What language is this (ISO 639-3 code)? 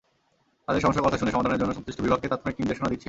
ben